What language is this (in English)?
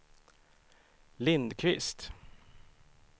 Swedish